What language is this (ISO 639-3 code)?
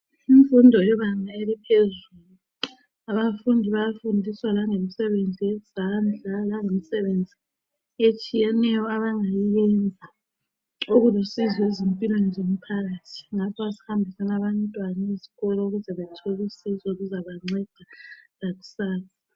nde